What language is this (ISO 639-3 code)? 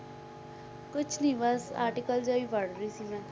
pan